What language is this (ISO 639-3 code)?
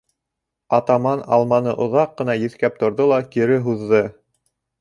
bak